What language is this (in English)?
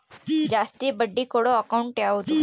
Kannada